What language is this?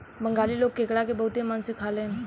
Bhojpuri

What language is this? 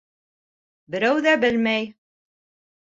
Bashkir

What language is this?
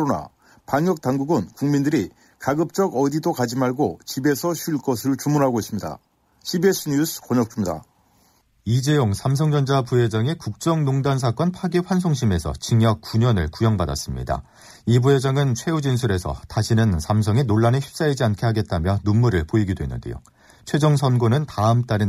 Korean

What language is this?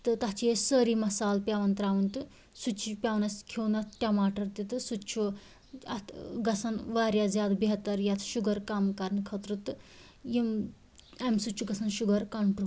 Kashmiri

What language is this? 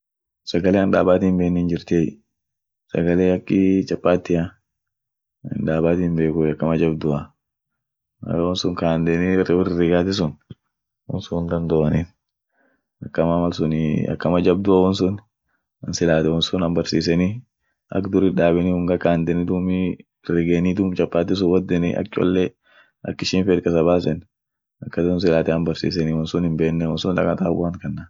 Orma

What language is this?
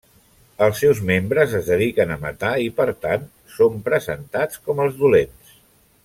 Catalan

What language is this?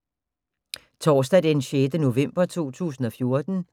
Danish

